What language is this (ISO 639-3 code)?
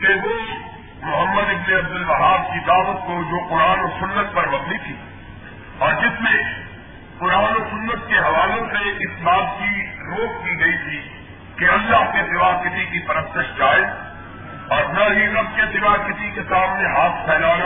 urd